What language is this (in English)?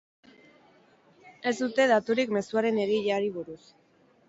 Basque